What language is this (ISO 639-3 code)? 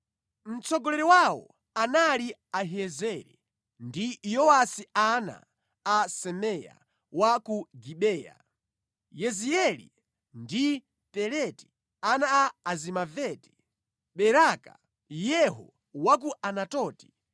nya